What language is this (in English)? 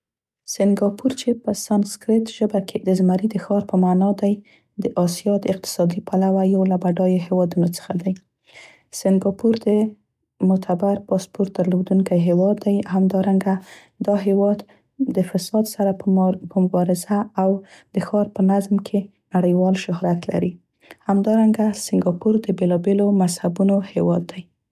Central Pashto